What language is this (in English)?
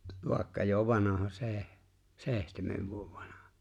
Finnish